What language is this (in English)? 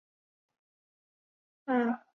Chinese